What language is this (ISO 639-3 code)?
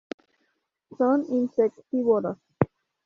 spa